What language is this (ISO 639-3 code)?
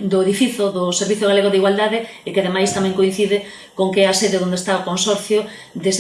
spa